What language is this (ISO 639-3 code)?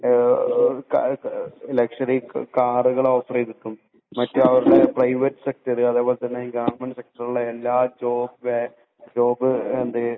mal